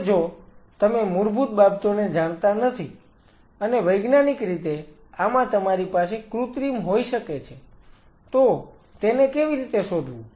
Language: Gujarati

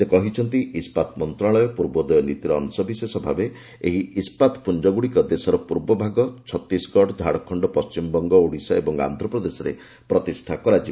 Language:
Odia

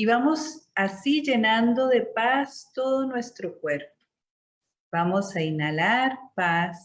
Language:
Spanish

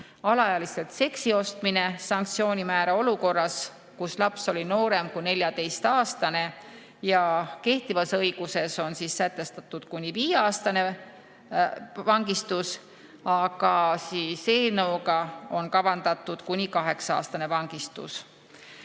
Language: Estonian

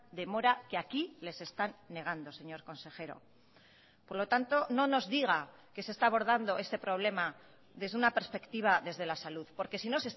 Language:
Spanish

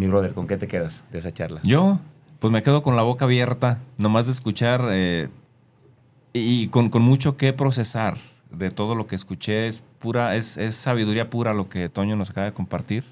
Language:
Spanish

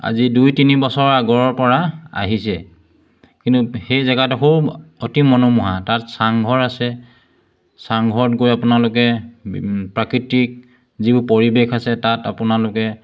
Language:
Assamese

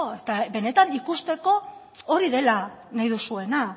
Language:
Basque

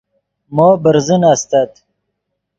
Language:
Yidgha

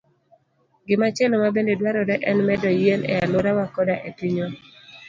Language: Luo (Kenya and Tanzania)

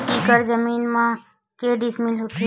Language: Chhattisgarhi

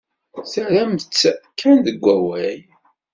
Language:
Kabyle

